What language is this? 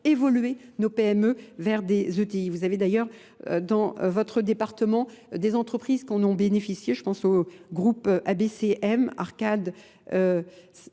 French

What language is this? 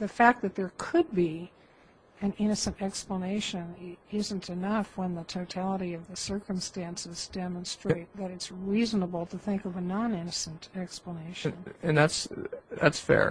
English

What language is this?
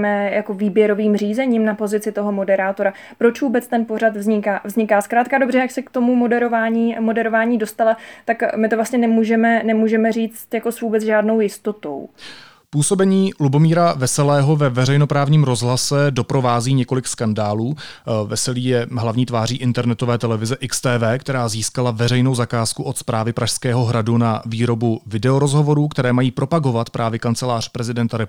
Czech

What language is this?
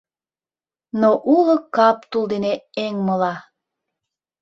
Mari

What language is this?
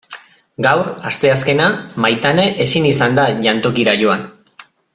Basque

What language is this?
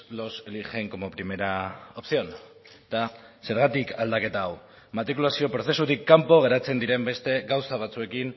Basque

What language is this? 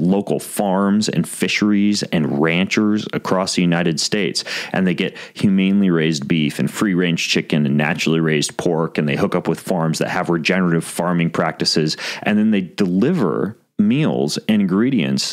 English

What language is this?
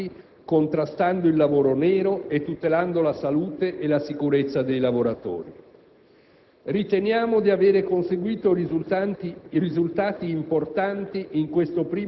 Italian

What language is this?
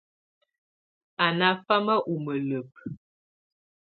Tunen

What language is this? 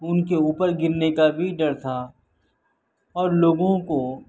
Urdu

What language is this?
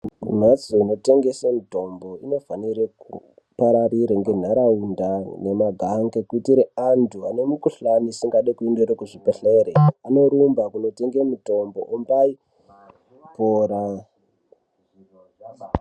Ndau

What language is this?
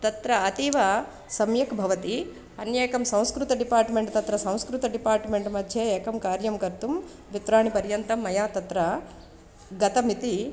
Sanskrit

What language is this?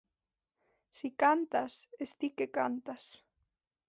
Galician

